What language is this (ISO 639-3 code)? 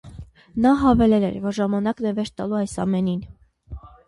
hye